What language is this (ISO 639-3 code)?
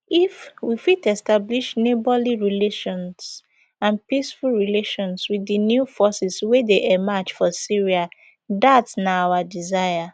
pcm